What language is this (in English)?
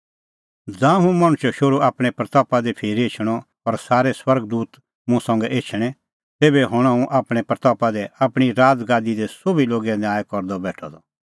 Kullu Pahari